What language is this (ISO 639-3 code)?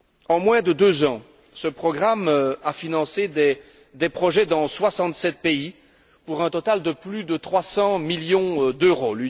fra